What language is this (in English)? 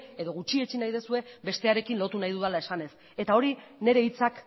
Basque